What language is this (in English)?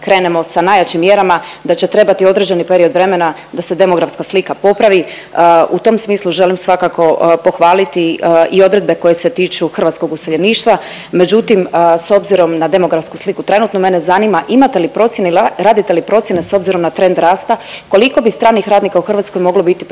Croatian